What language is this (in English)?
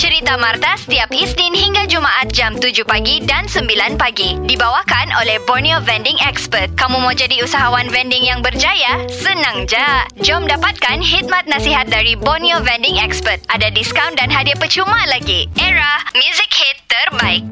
Malay